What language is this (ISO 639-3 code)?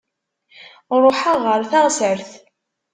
kab